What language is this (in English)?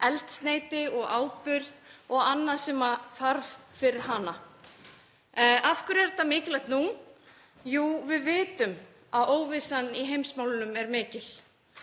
Icelandic